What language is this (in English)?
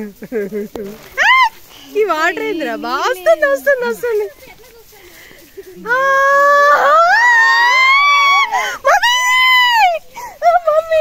Turkish